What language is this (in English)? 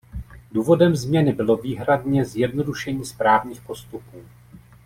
Czech